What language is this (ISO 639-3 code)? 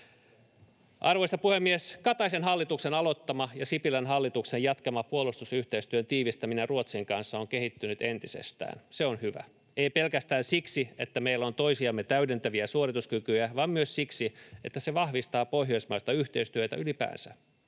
fin